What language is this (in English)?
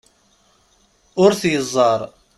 Kabyle